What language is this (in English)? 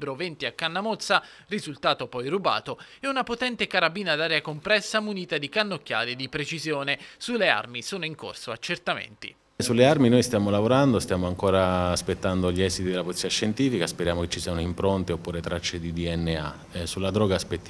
Italian